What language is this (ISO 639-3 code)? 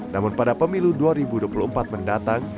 ind